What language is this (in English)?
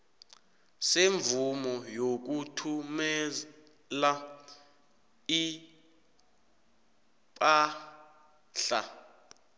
South Ndebele